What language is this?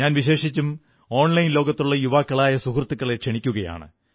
Malayalam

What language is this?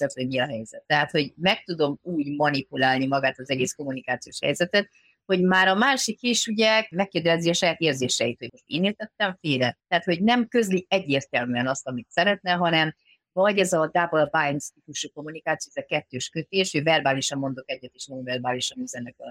Hungarian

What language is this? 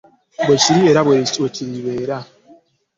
Ganda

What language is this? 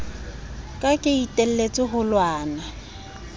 Southern Sotho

